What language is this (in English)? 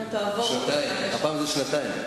Hebrew